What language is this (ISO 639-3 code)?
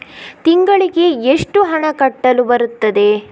kan